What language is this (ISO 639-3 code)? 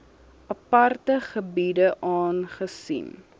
afr